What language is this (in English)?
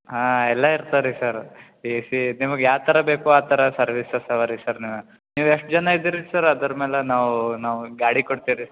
Kannada